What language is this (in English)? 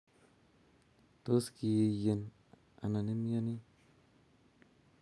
Kalenjin